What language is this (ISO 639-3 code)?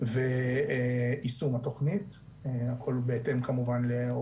heb